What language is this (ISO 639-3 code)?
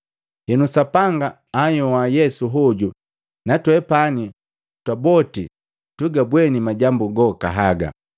mgv